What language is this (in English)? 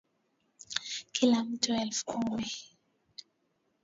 Swahili